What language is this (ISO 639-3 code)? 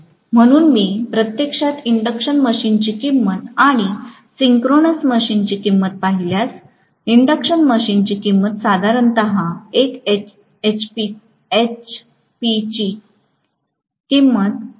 mar